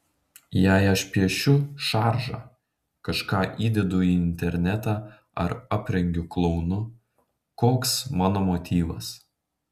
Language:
Lithuanian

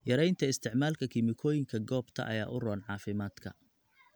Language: Somali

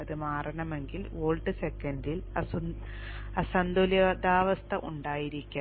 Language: Malayalam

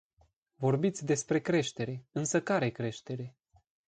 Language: Romanian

